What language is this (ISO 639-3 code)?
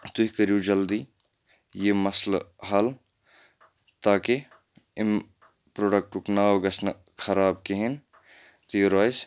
kas